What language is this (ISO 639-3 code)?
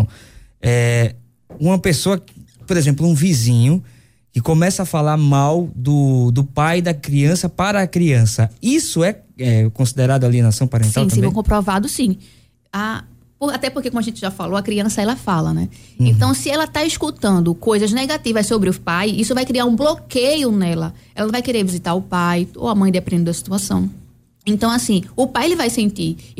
por